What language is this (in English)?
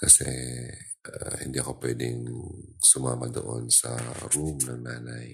Filipino